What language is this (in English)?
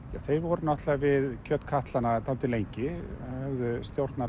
Icelandic